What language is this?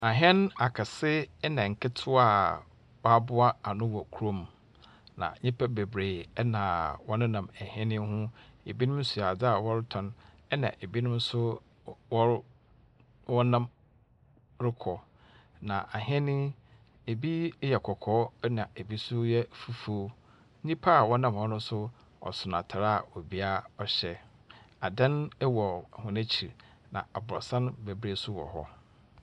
Akan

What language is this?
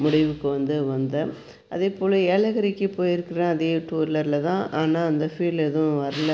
Tamil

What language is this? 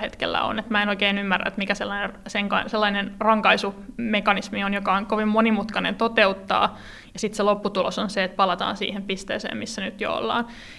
Finnish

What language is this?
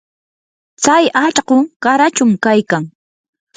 Yanahuanca Pasco Quechua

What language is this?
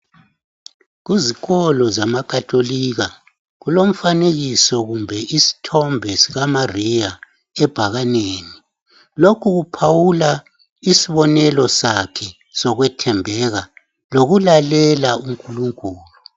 North Ndebele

